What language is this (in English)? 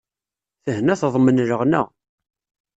Kabyle